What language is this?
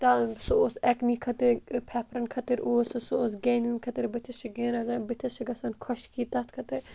Kashmiri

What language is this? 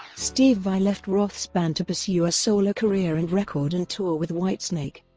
English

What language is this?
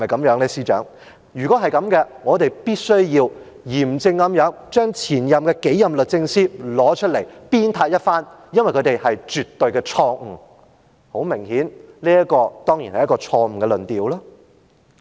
Cantonese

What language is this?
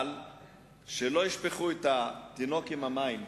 Hebrew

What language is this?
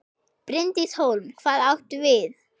Icelandic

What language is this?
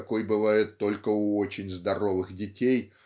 Russian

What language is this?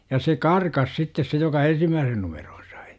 Finnish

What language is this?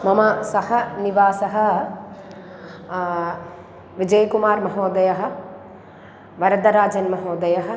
Sanskrit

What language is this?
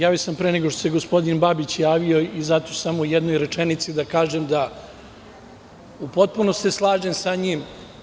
Serbian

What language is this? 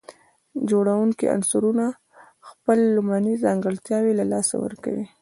Pashto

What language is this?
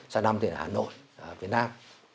Vietnamese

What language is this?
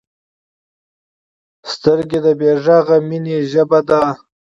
Pashto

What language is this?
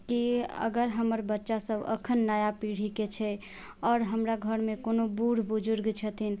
Maithili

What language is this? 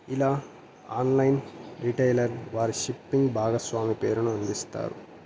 Telugu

